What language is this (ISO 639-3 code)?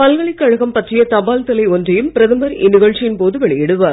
tam